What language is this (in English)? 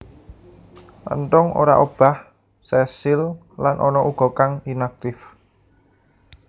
Javanese